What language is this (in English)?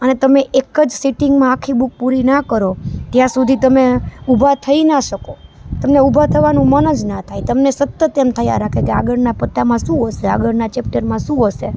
Gujarati